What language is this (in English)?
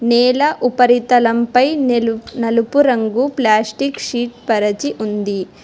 Telugu